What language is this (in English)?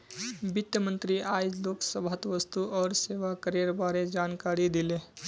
Magahi